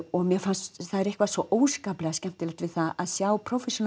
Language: Icelandic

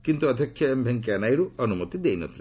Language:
Odia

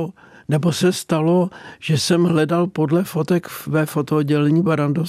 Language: Czech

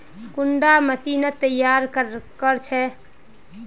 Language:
Magahi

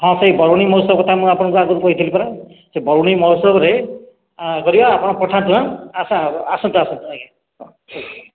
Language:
Odia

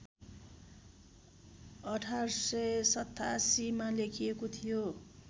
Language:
Nepali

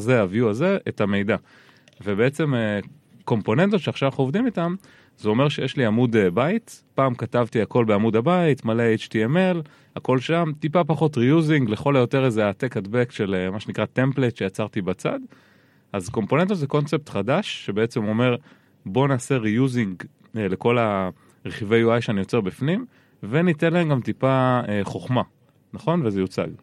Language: Hebrew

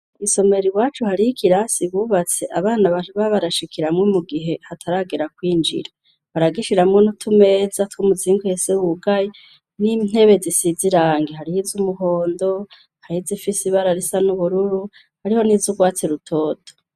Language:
Rundi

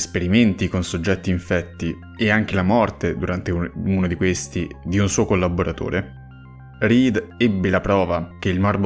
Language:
Italian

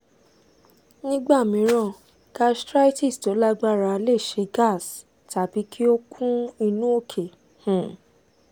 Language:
Yoruba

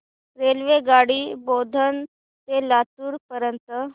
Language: Marathi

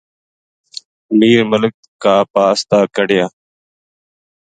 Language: Gujari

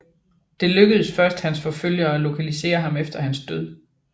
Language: Danish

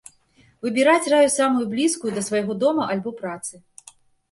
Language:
Belarusian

